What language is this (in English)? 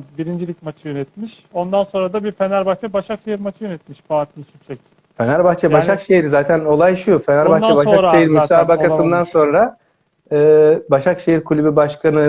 Turkish